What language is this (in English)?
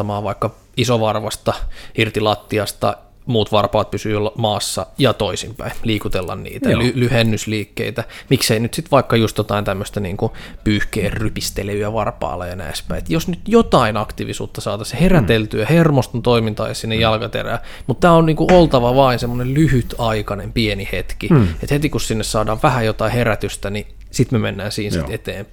Finnish